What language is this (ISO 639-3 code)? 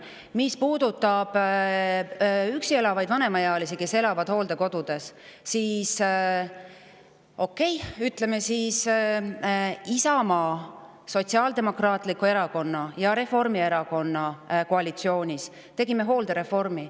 est